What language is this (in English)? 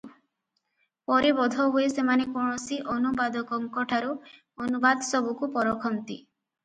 Odia